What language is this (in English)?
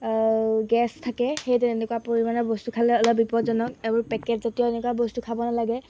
Assamese